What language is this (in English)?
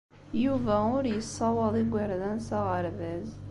Kabyle